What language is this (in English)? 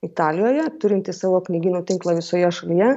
Lithuanian